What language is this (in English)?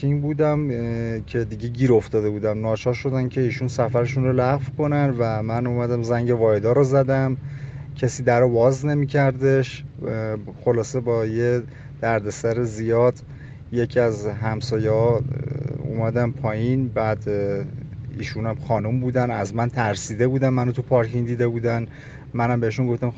Persian